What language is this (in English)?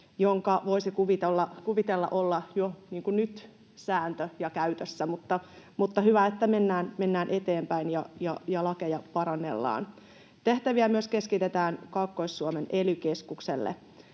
Finnish